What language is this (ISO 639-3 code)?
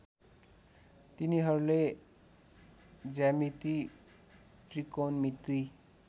nep